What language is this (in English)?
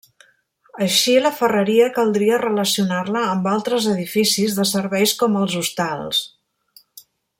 Catalan